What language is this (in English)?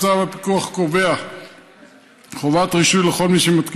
Hebrew